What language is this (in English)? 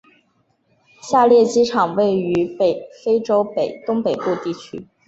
Chinese